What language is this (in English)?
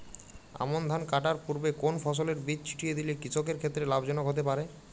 Bangla